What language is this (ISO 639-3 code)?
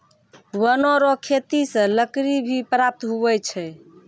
mai